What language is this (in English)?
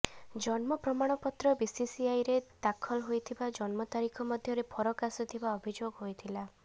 Odia